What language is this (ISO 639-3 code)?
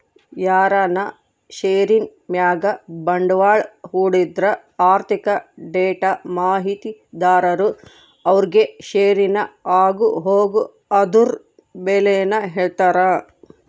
kan